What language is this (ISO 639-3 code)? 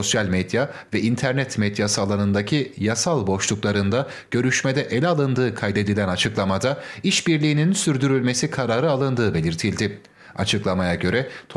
tur